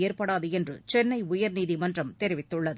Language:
Tamil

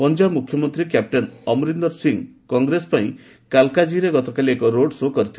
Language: Odia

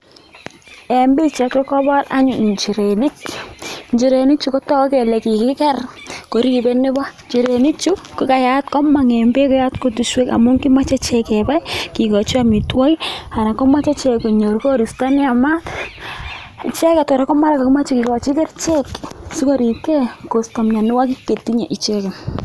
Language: Kalenjin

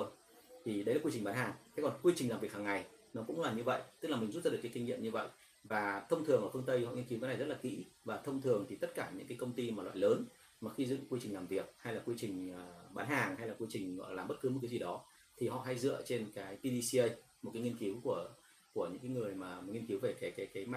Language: Vietnamese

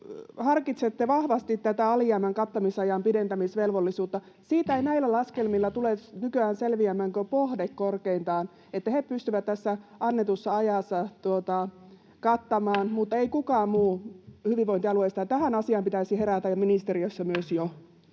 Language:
Finnish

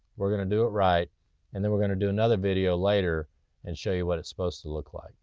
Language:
English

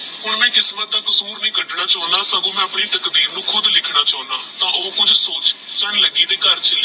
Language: Punjabi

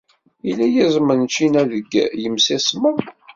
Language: Kabyle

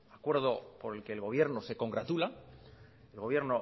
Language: Spanish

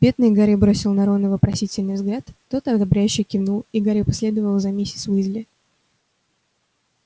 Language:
Russian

